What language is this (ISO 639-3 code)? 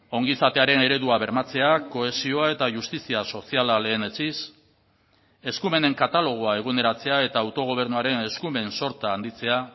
eus